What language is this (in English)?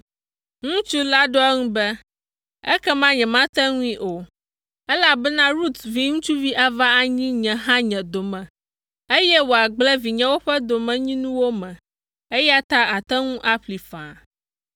Ewe